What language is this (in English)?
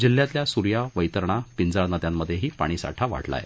Marathi